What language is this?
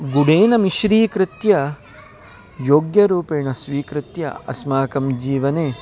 Sanskrit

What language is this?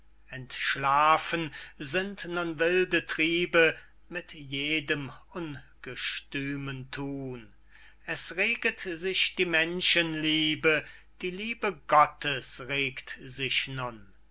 German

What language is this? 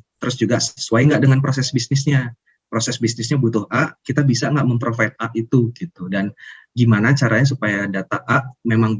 Indonesian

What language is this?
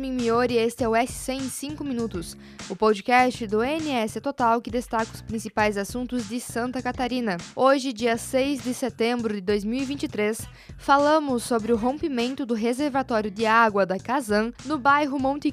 Portuguese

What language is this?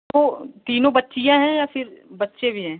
Hindi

